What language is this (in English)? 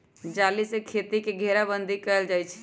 Magahi